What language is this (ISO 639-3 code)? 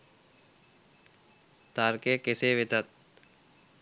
sin